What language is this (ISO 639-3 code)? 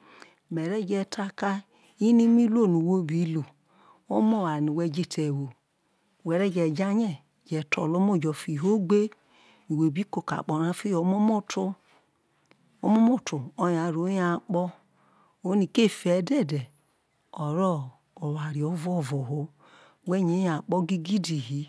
iso